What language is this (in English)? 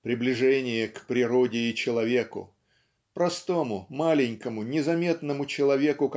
Russian